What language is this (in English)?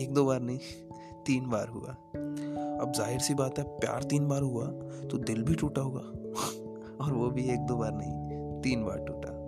Hindi